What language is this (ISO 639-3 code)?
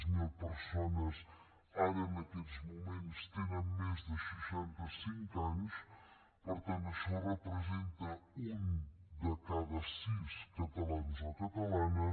cat